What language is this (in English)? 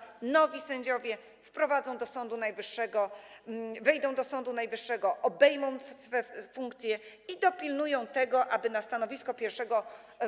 Polish